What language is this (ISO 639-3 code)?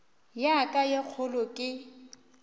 nso